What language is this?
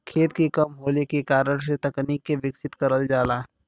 Bhojpuri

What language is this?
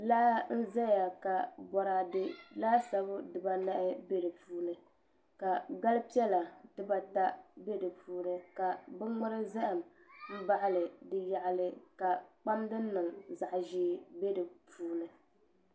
Dagbani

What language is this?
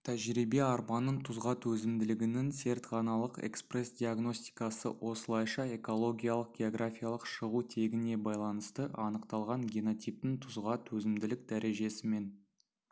Kazakh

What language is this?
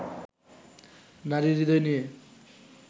Bangla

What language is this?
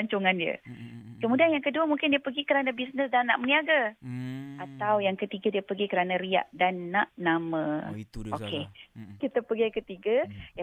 Malay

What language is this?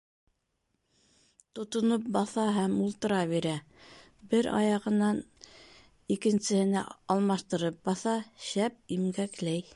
Bashkir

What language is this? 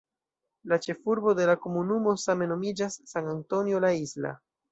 Esperanto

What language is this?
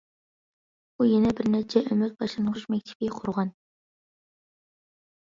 Uyghur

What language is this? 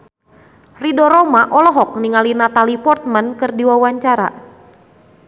Sundanese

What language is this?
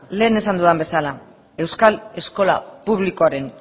Basque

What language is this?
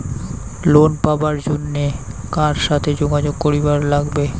Bangla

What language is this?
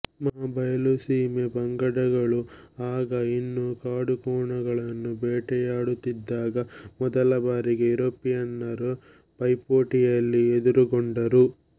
Kannada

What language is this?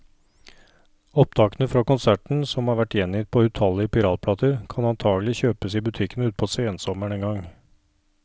Norwegian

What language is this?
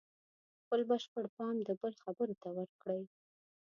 Pashto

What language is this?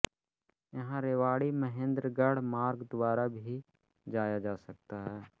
Hindi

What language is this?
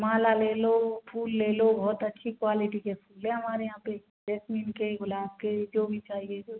Hindi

